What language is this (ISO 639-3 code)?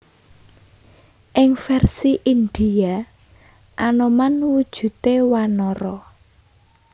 jav